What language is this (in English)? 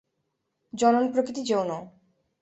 Bangla